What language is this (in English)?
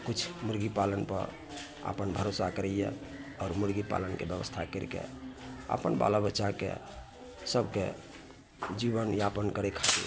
Maithili